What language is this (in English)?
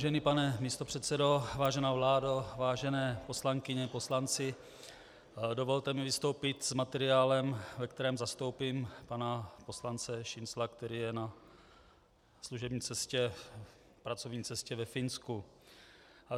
Czech